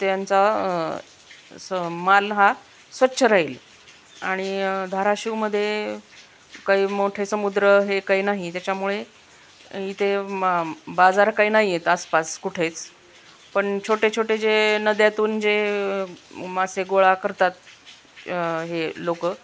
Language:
Marathi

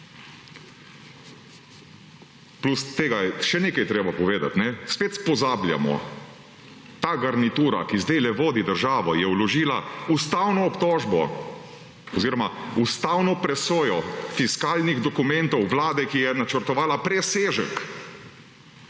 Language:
Slovenian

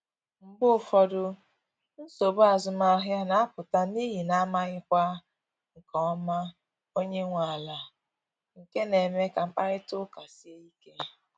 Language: Igbo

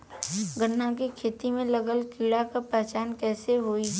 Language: Bhojpuri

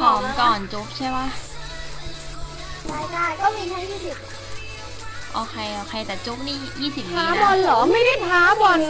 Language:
Thai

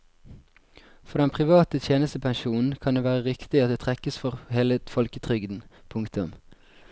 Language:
Norwegian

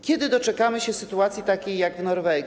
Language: Polish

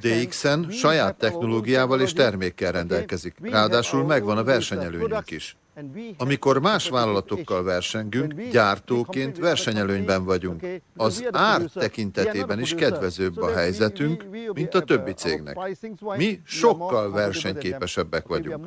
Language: Hungarian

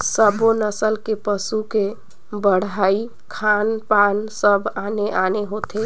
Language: Chhattisgarhi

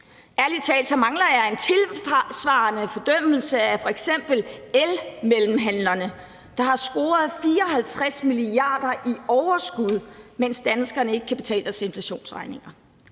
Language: Danish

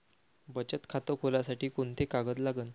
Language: Marathi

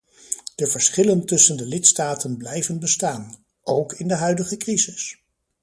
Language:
Dutch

